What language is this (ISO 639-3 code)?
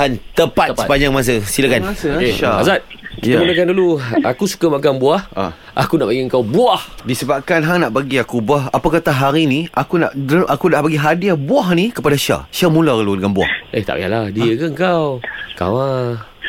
msa